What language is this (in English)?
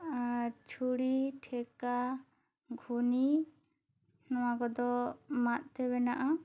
Santali